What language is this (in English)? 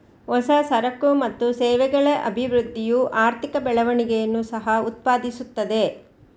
Kannada